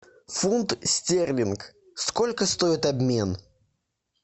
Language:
Russian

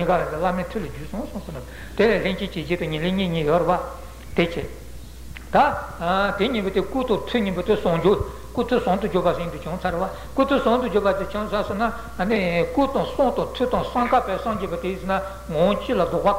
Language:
Italian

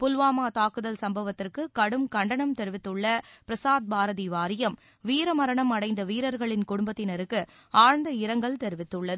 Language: Tamil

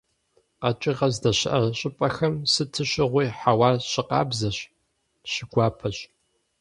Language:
Kabardian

